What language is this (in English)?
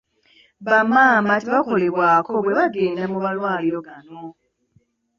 Ganda